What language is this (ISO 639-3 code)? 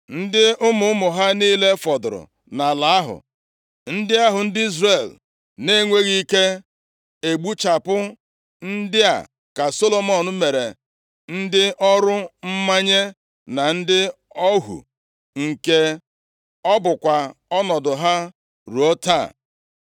ibo